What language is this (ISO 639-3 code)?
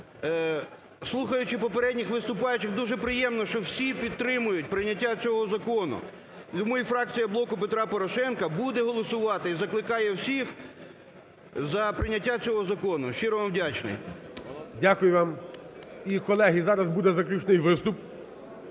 ukr